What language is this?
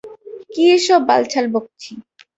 Bangla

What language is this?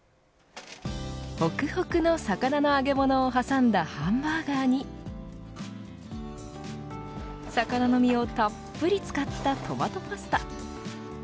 Japanese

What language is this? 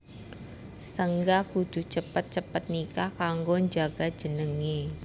Javanese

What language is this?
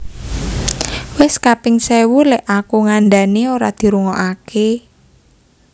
Javanese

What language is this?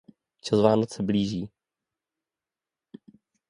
Czech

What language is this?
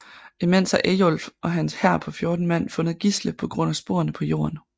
Danish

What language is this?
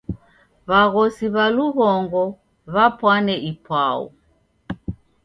Taita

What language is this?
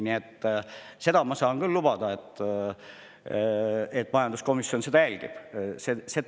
Estonian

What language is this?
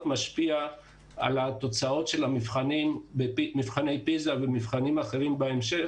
Hebrew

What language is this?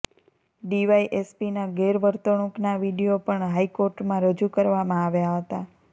Gujarati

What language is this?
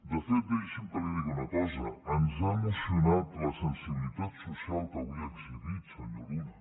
Catalan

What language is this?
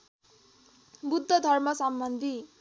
Nepali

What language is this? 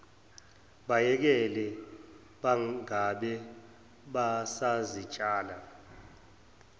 Zulu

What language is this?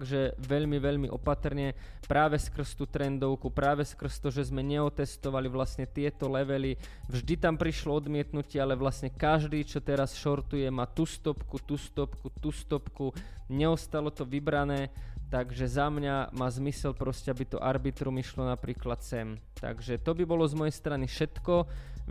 Slovak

